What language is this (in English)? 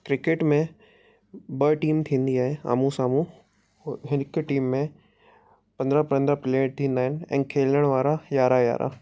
Sindhi